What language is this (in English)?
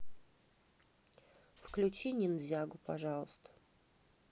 Russian